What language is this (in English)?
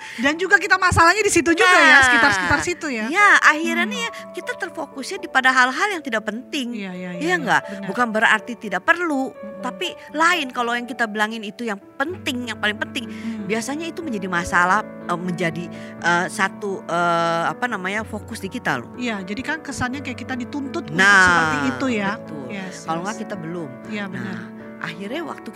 Indonesian